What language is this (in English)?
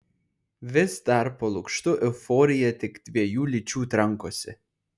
Lithuanian